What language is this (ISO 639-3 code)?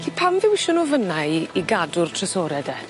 cym